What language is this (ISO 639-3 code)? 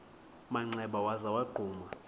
xho